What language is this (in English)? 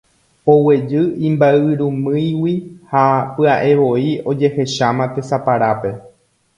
Guarani